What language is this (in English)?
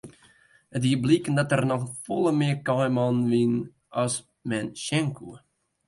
Western Frisian